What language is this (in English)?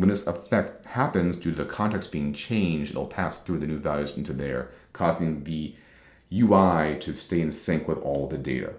English